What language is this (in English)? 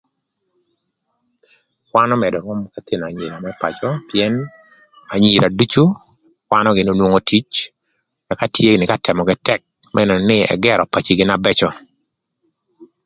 Thur